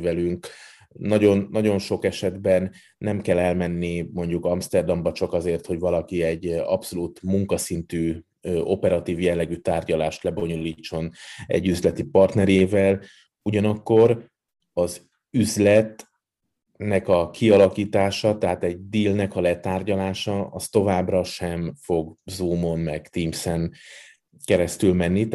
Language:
Hungarian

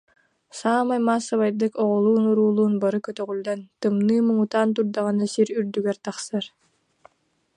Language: Yakut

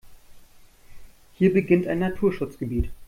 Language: German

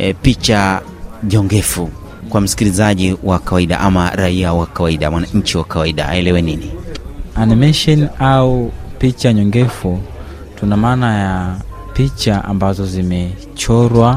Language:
Swahili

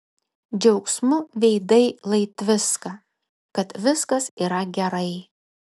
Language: Lithuanian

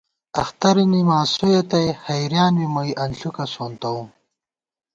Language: Gawar-Bati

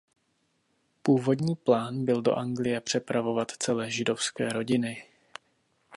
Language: Czech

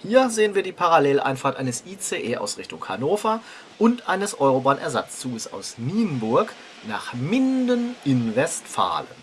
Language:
German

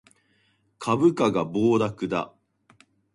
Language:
Japanese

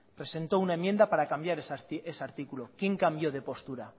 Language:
Spanish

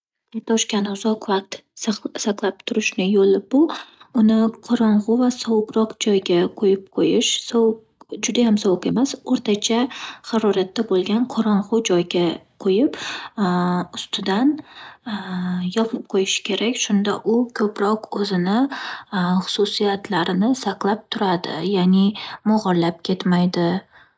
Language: Uzbek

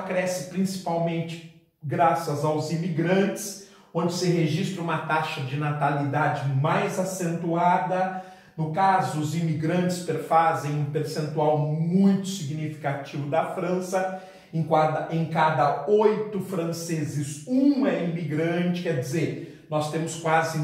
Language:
Portuguese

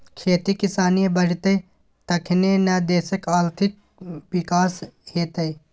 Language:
Maithili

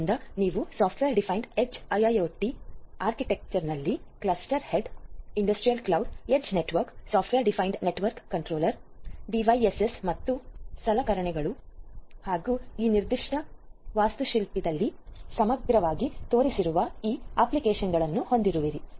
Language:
Kannada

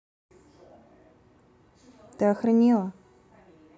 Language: Russian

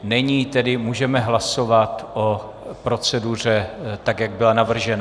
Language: Czech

